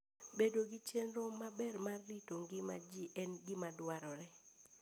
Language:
Luo (Kenya and Tanzania)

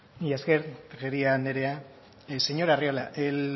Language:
Basque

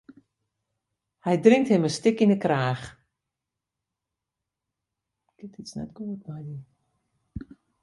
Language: Western Frisian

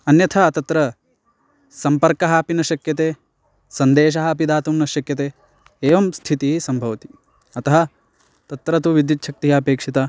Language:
Sanskrit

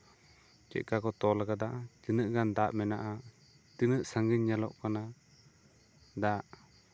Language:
Santali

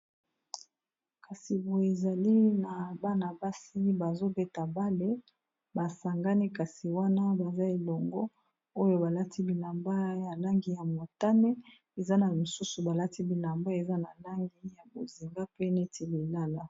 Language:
Lingala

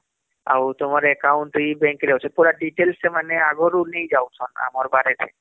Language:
Odia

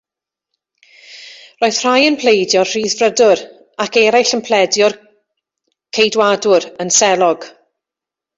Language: Welsh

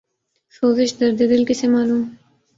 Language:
Urdu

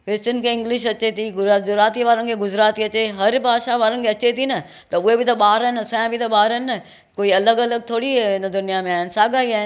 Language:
Sindhi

